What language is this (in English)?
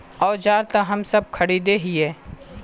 Magahi